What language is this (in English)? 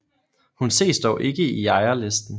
Danish